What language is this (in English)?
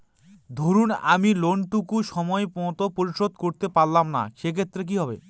Bangla